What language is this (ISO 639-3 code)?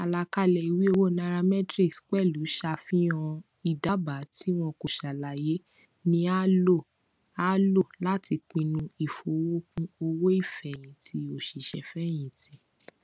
yor